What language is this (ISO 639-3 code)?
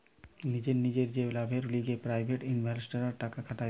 ben